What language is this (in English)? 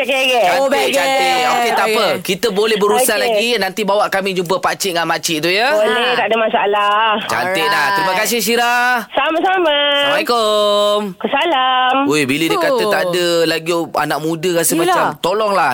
Malay